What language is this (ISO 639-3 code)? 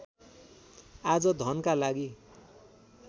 nep